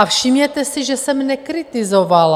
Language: Czech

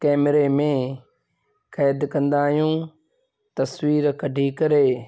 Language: Sindhi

